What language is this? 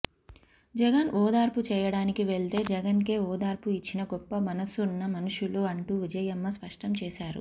Telugu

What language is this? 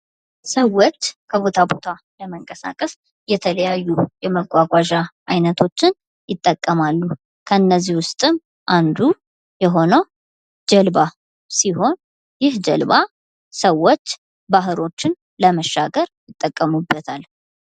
Amharic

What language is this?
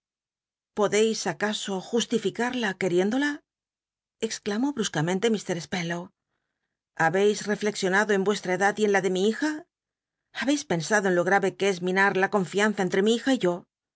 Spanish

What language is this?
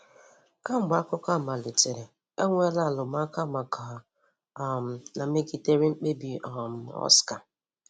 Igbo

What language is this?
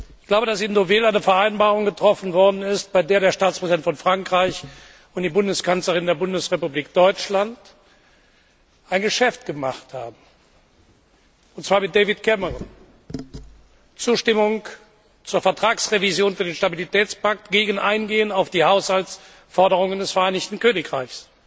German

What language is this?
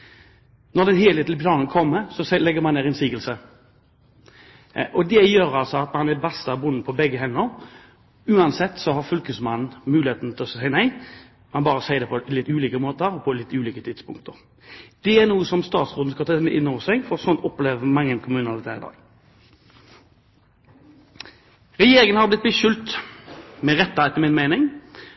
Norwegian Bokmål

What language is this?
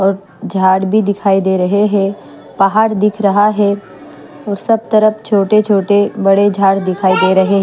Hindi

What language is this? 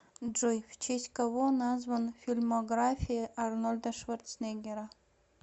Russian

